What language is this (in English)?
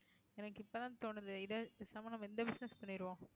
Tamil